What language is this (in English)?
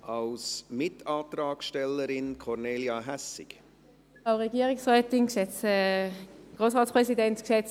Swiss German